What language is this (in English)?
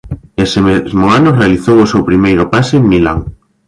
Galician